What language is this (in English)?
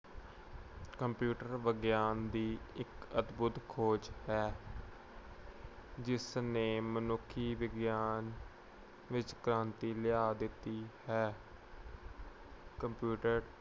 Punjabi